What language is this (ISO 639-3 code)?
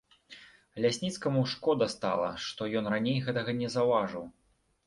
bel